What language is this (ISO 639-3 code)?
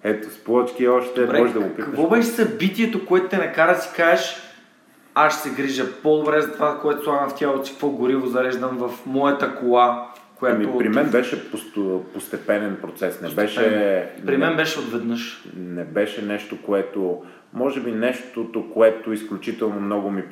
bul